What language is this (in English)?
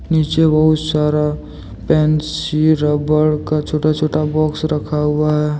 Hindi